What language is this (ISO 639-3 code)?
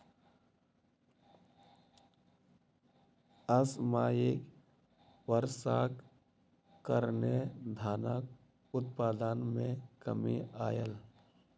mai